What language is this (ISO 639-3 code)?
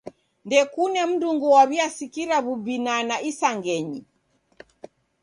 dav